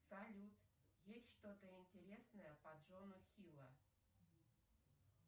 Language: Russian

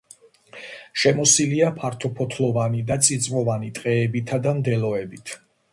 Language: Georgian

